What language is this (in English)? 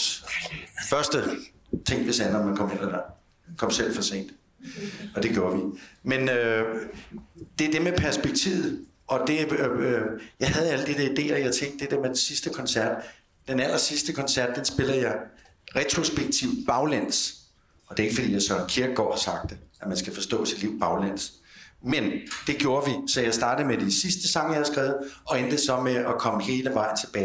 Danish